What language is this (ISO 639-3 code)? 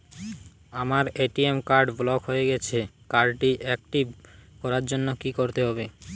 ben